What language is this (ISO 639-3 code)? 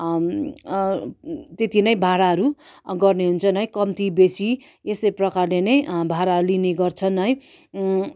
nep